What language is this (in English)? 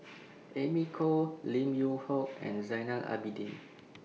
English